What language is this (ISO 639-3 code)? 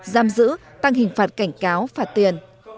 vie